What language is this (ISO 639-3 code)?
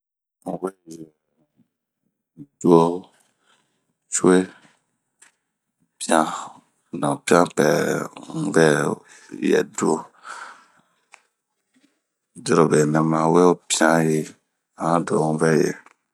bmq